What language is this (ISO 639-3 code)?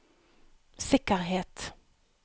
nor